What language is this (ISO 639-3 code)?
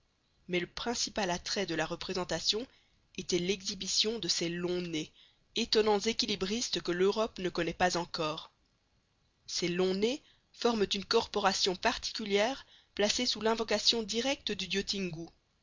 fra